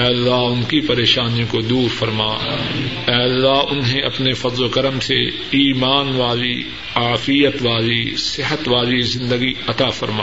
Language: Urdu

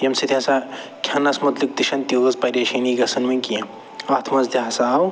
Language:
Kashmiri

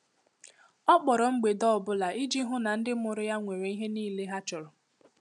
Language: Igbo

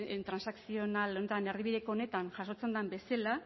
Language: Basque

